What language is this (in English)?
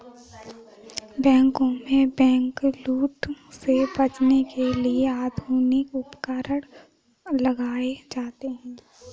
Hindi